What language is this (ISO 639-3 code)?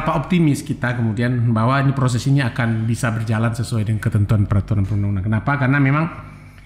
ind